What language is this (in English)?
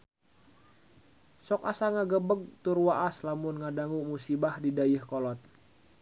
Sundanese